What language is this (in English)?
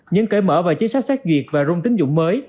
Vietnamese